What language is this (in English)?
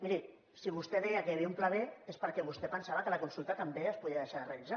Catalan